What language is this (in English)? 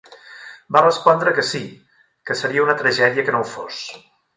Catalan